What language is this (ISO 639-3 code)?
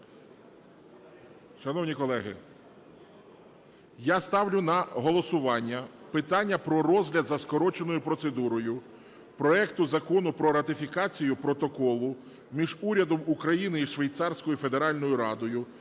ukr